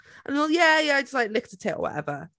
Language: Welsh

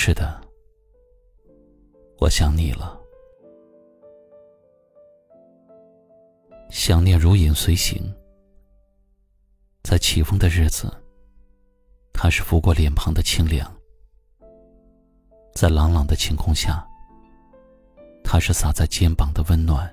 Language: Chinese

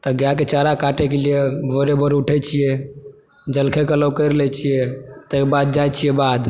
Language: Maithili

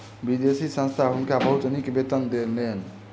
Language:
Maithili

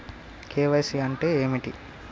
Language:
Telugu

